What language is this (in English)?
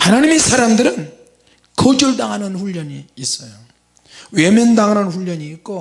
Korean